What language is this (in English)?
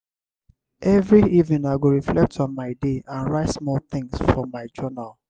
Nigerian Pidgin